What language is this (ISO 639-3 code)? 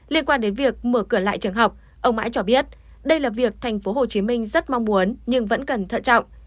vie